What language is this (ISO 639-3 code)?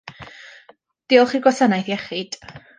cym